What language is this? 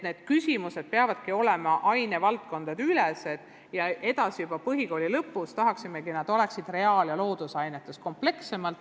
Estonian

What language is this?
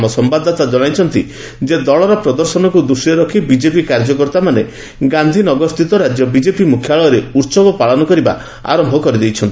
Odia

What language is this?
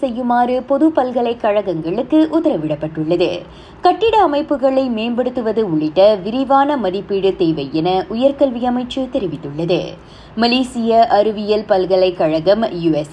Tamil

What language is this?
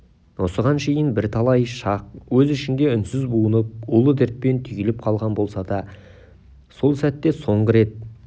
Kazakh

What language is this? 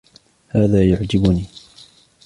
Arabic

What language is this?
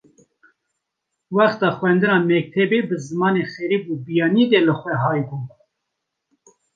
Kurdish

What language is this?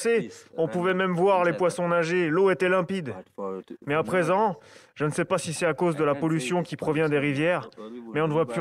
French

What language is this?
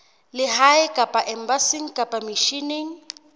Southern Sotho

